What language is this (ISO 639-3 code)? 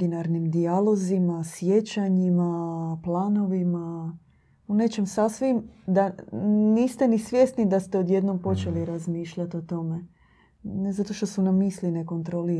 hrv